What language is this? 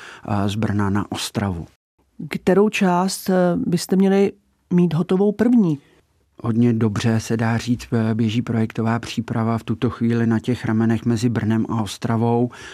Czech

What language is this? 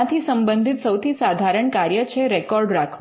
Gujarati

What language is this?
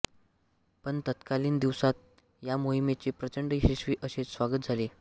Marathi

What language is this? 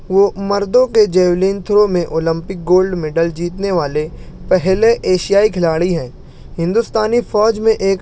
Urdu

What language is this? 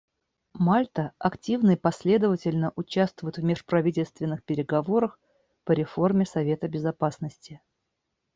Russian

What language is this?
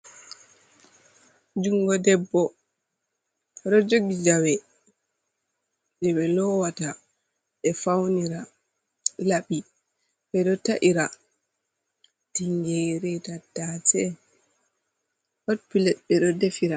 Fula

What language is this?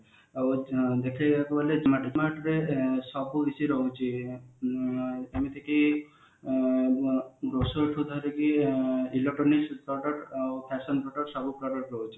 Odia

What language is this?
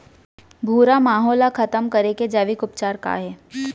Chhattisgarhi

